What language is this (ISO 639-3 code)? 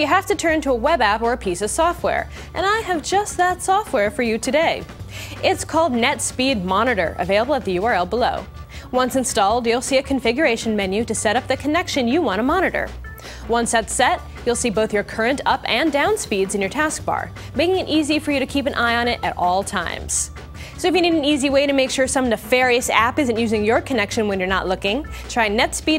eng